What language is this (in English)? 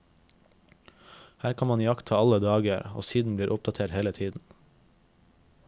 Norwegian